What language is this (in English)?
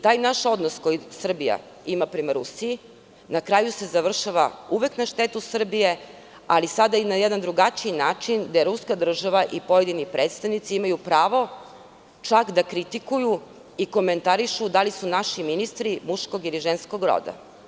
Serbian